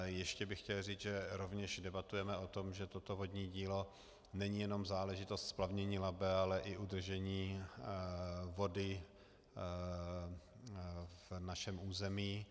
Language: Czech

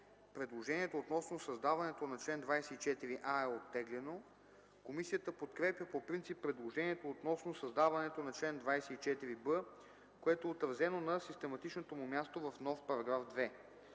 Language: Bulgarian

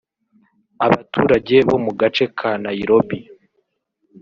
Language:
Kinyarwanda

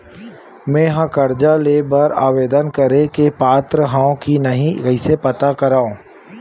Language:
Chhattisgarhi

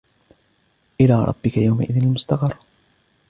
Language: Arabic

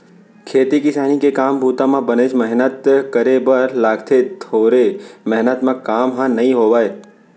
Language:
Chhattisgarhi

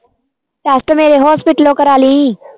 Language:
Punjabi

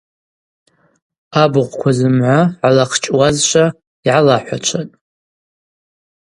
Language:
Abaza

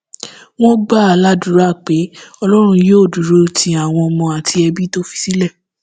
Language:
Yoruba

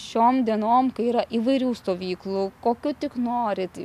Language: Lithuanian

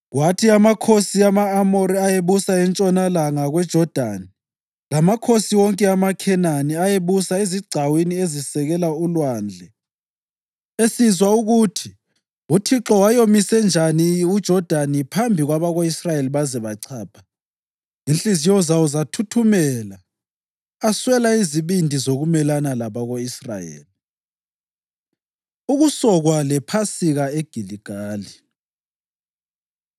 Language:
North Ndebele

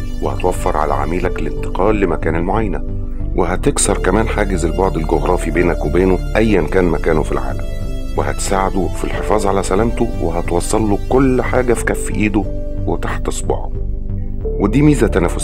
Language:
Arabic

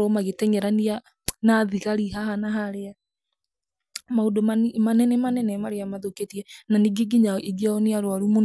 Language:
Kikuyu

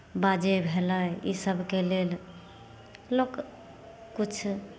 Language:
Maithili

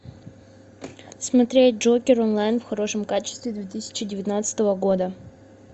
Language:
Russian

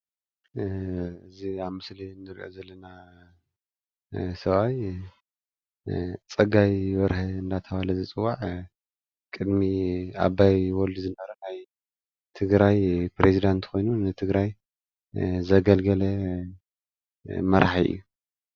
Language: Tigrinya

